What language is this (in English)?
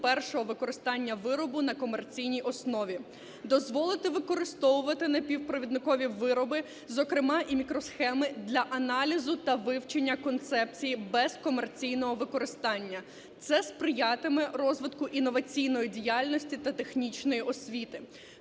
Ukrainian